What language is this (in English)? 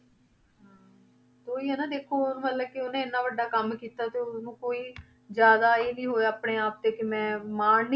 Punjabi